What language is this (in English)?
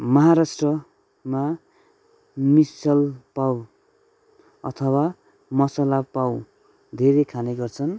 Nepali